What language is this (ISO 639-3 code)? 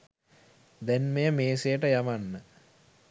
sin